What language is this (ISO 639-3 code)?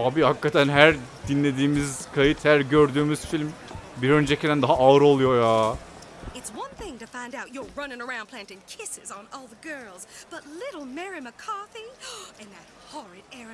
tur